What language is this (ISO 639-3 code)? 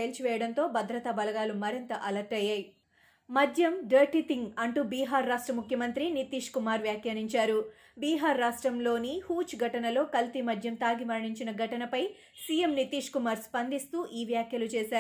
tel